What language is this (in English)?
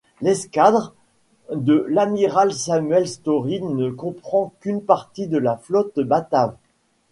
French